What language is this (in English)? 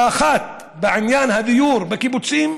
Hebrew